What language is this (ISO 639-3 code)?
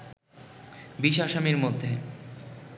ben